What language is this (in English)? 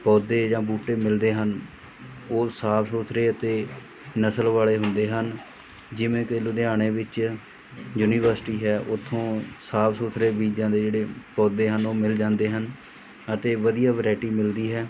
Punjabi